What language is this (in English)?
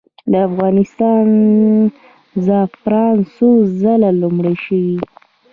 Pashto